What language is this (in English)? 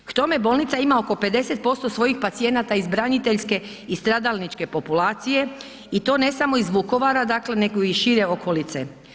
Croatian